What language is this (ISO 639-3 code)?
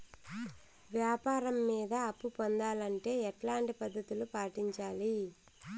tel